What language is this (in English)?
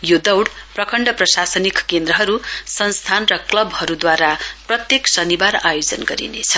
Nepali